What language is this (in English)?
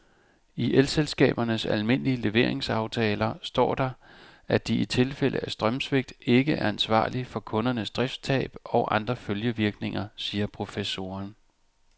Danish